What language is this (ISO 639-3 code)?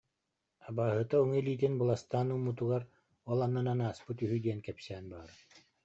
sah